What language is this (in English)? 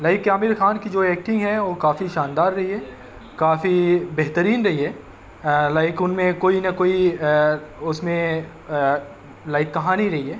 Urdu